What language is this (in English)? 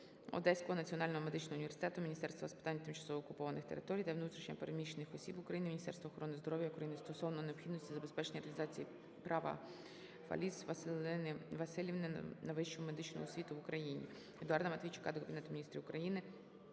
Ukrainian